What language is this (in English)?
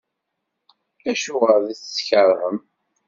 Kabyle